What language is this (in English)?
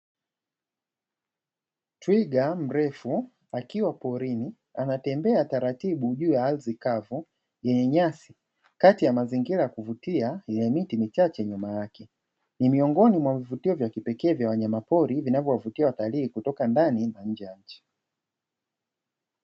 Swahili